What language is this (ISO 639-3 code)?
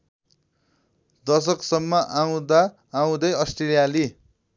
nep